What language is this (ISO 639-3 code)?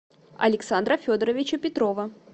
rus